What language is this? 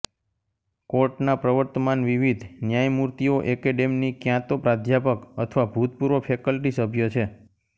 Gujarati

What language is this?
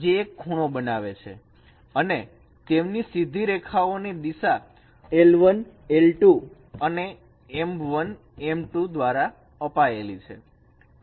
Gujarati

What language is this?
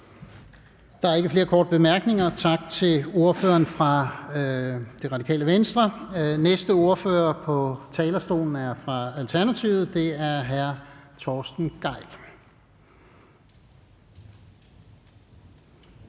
Danish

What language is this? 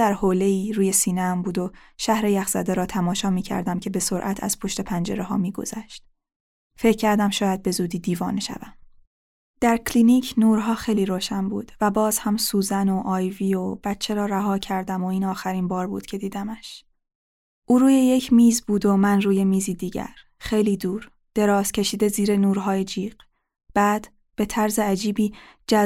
Persian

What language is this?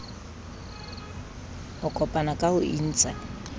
Southern Sotho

